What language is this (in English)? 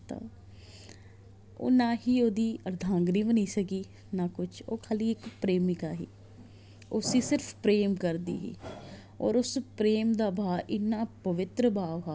Dogri